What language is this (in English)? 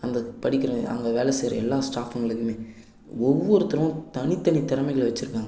Tamil